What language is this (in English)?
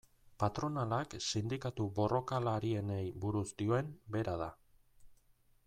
Basque